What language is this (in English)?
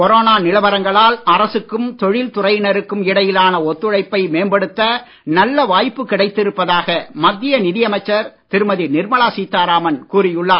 Tamil